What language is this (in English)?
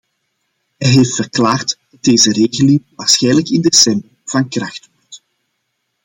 Dutch